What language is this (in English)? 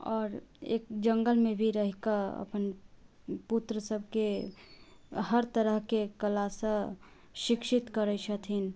Maithili